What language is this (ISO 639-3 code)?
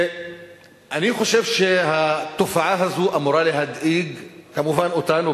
heb